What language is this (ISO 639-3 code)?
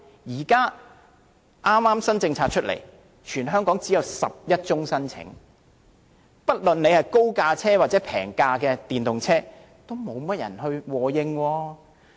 yue